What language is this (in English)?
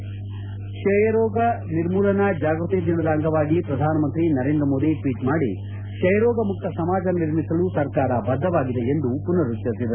Kannada